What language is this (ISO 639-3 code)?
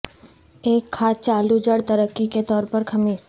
urd